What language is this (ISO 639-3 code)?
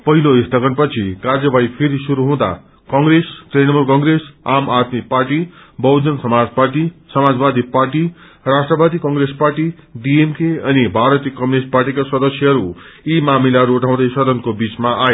nep